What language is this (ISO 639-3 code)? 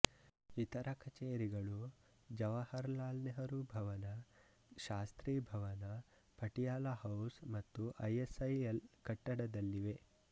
kan